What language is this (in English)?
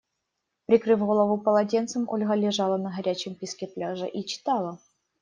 Russian